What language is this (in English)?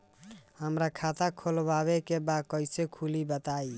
Bhojpuri